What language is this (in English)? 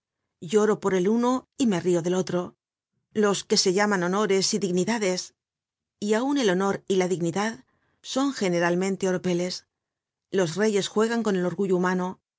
Spanish